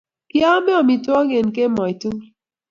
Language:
Kalenjin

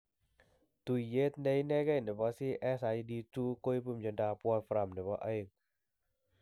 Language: Kalenjin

